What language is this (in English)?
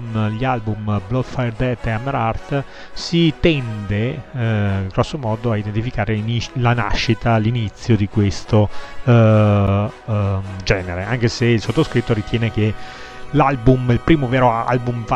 Italian